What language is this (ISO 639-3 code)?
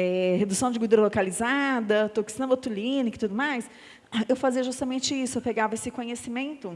por